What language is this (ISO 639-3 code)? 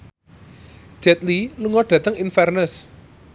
jav